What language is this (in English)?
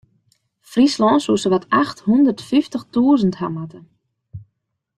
Western Frisian